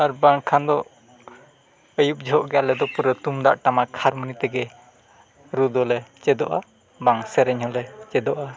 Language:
Santali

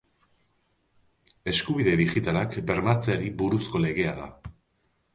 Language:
Basque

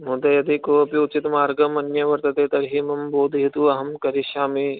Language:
Sanskrit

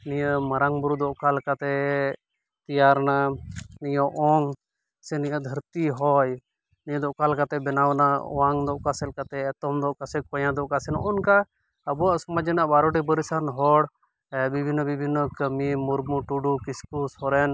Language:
Santali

